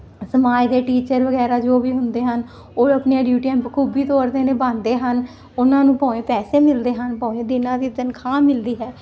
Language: Punjabi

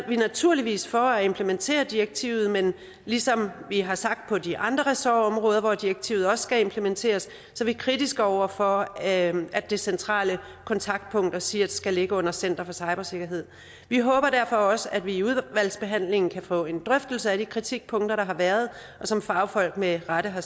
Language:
Danish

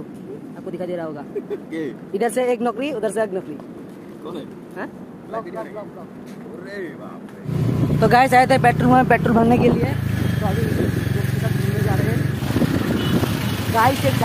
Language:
Hindi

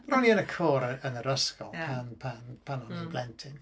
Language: Welsh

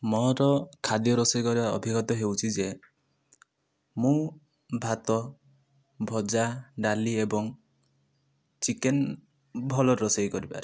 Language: Odia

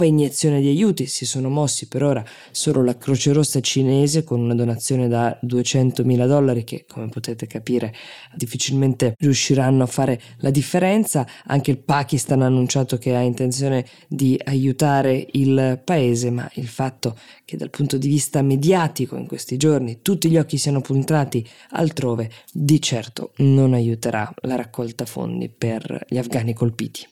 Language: Italian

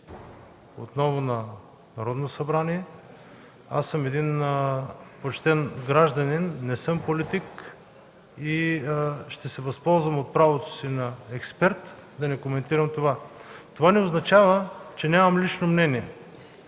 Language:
Bulgarian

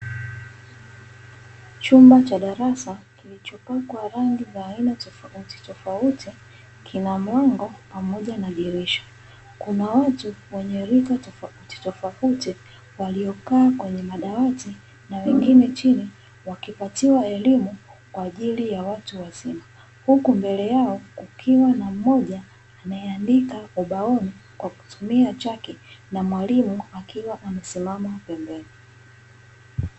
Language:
Swahili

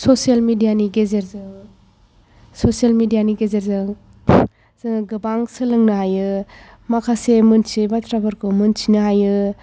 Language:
Bodo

